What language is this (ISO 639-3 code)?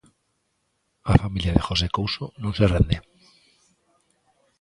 glg